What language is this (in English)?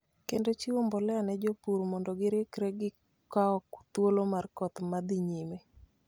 Luo (Kenya and Tanzania)